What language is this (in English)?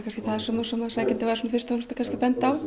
Icelandic